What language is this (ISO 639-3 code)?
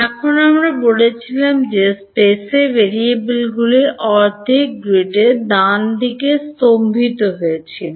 ben